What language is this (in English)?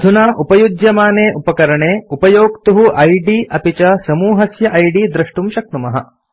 Sanskrit